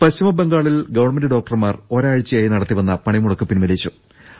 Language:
Malayalam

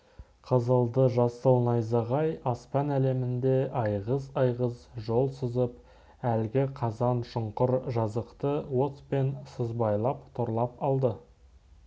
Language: Kazakh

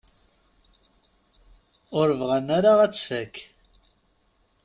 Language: Kabyle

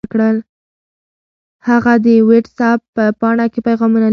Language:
Pashto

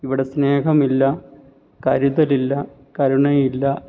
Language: Malayalam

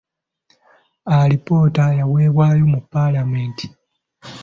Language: Ganda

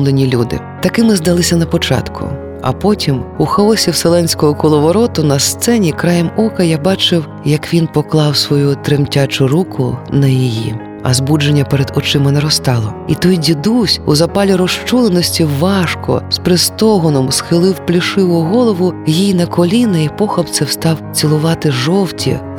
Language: Ukrainian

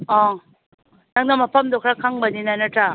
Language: Manipuri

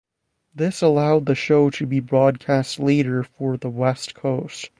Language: English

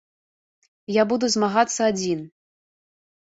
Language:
Belarusian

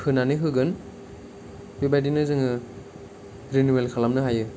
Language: Bodo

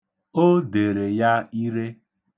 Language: Igbo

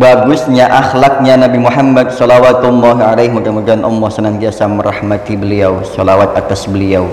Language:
Indonesian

